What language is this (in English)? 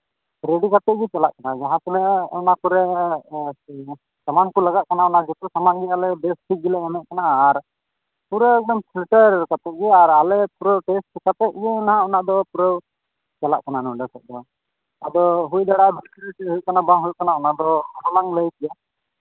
Santali